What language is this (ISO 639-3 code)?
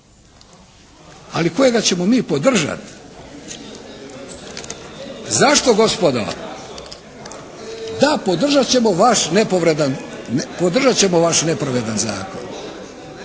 hrv